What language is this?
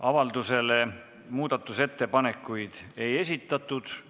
Estonian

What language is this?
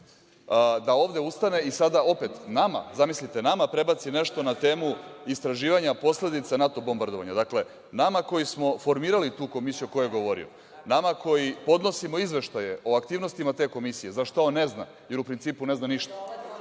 Serbian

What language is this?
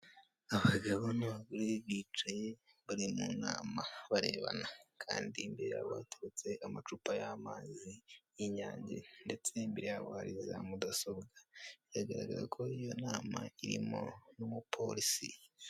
Kinyarwanda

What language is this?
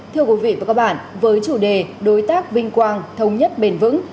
Vietnamese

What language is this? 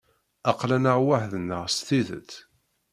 Kabyle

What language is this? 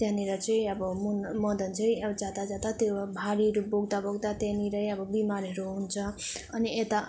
Nepali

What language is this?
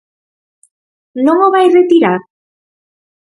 Galician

